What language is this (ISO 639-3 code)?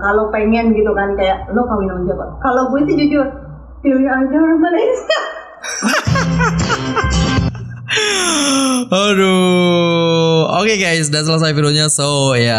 ind